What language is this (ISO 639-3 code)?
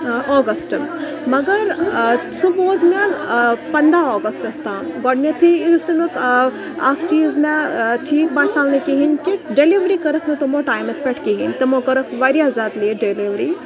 kas